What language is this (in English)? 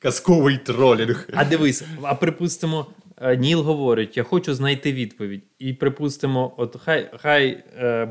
Ukrainian